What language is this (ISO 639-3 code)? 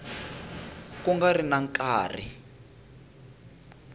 tso